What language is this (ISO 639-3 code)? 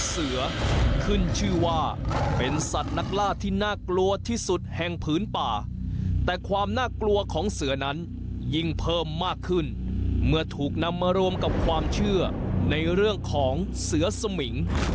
tha